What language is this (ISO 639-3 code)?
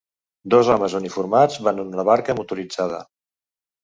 cat